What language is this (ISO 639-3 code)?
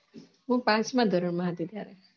guj